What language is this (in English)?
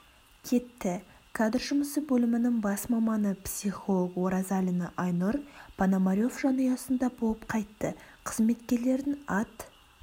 Kazakh